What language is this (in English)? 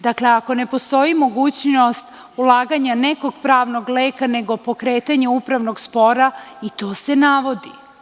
Serbian